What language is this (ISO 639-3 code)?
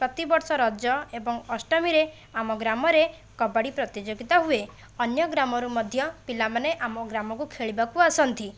ori